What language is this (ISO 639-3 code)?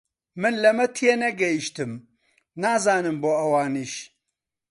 ckb